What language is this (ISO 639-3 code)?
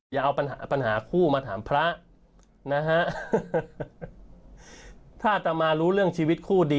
tha